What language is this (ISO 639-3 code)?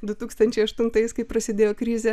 lit